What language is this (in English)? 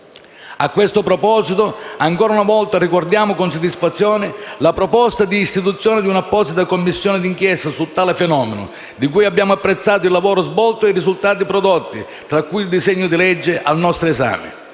Italian